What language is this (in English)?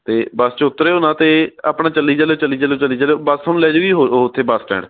Punjabi